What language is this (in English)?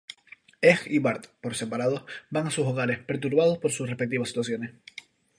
Spanish